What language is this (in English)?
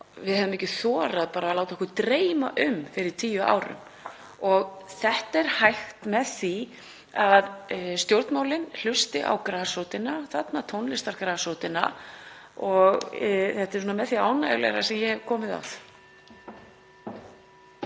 Icelandic